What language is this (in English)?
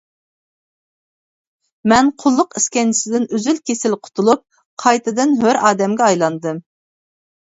Uyghur